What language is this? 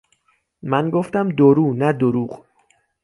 Persian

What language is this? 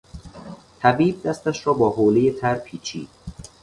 Persian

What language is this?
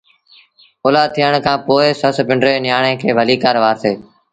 Sindhi Bhil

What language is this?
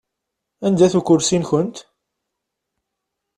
Kabyle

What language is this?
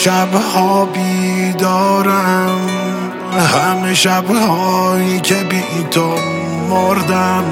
Persian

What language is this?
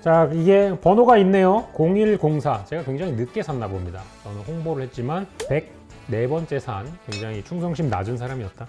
Korean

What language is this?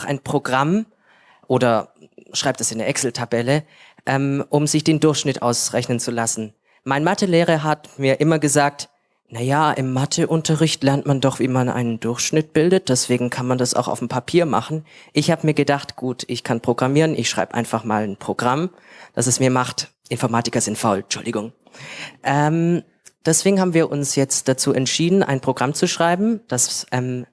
German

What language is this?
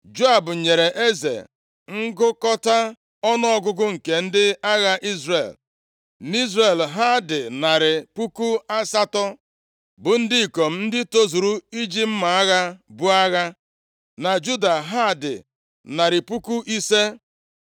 Igbo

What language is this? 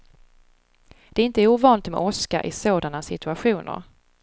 Swedish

